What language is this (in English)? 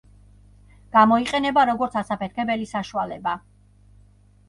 Georgian